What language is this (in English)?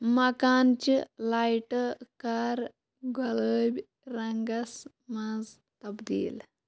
Kashmiri